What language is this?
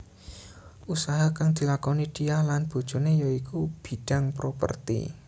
Javanese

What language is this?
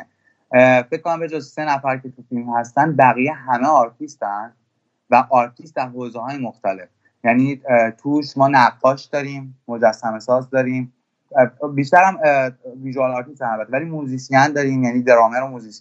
Persian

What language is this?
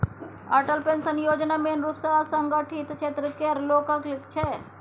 Maithili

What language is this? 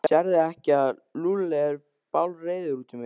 Icelandic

